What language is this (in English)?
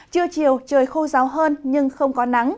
Vietnamese